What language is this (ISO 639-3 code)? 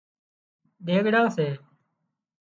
kxp